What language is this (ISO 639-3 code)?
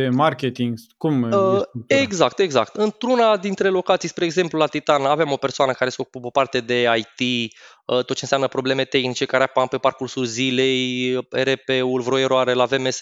ron